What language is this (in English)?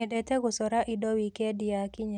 Kikuyu